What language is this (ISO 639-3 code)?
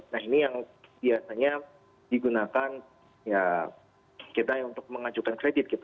ind